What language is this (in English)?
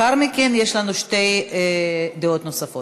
Hebrew